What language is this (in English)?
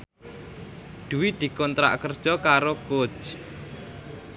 Javanese